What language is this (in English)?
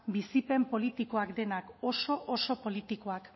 Basque